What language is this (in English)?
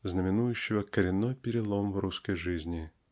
Russian